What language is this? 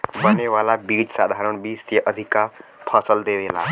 Bhojpuri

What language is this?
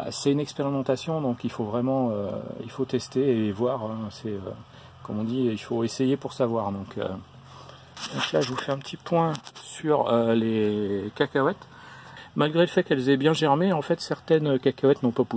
French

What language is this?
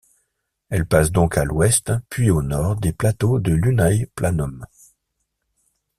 French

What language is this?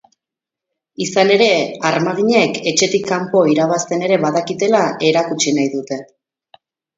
Basque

